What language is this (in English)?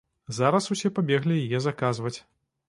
Belarusian